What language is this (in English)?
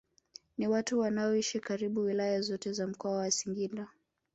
Swahili